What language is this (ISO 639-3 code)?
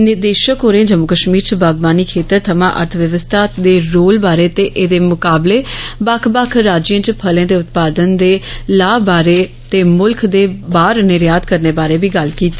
doi